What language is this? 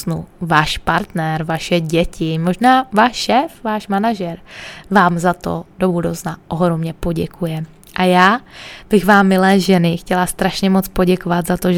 Czech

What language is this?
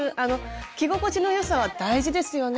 Japanese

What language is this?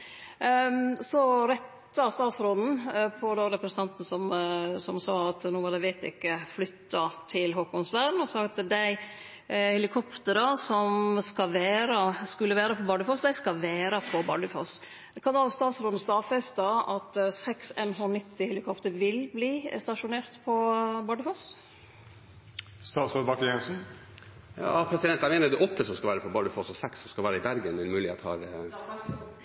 Norwegian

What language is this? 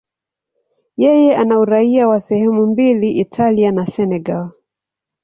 Swahili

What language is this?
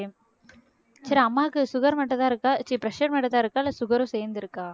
Tamil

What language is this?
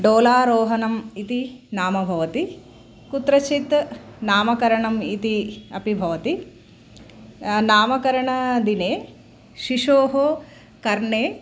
Sanskrit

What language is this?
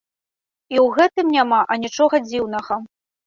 Belarusian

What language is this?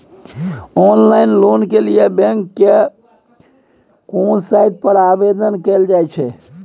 Maithili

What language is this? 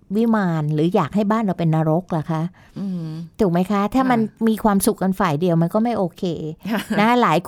Thai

